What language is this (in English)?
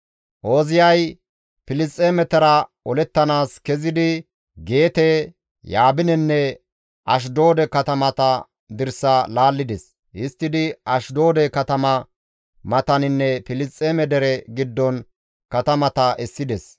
Gamo